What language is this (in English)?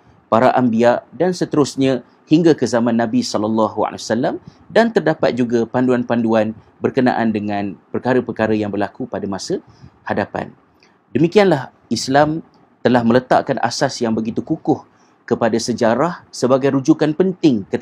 Malay